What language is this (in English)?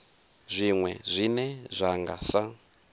Venda